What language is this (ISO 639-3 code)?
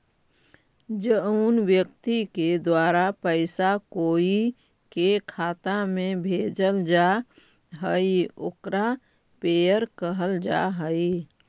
mag